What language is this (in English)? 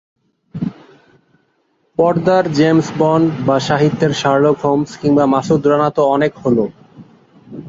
Bangla